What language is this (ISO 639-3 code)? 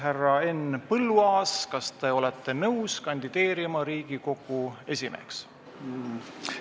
est